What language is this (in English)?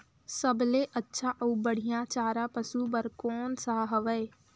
Chhattisgarhi